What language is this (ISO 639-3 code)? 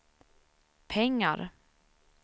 swe